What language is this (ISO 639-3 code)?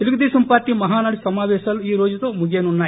tel